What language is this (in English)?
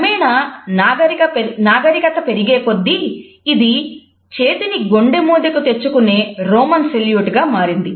Telugu